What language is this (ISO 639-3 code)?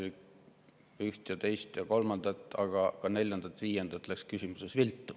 est